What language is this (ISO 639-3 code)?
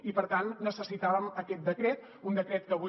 cat